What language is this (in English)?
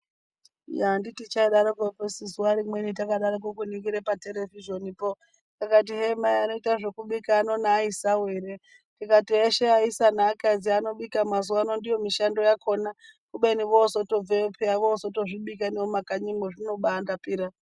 Ndau